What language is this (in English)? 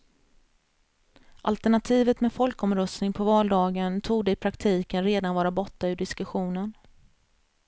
Swedish